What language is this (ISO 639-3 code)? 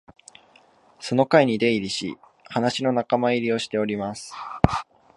jpn